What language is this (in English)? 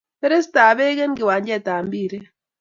Kalenjin